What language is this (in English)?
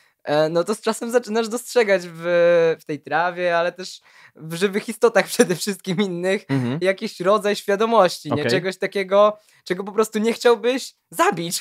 Polish